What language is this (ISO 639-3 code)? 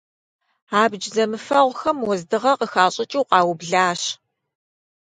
kbd